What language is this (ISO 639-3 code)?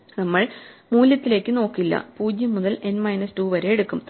mal